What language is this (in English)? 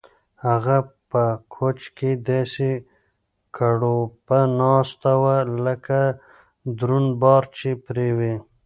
Pashto